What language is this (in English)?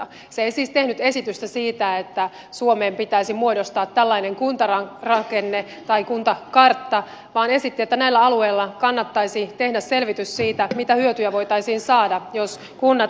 Finnish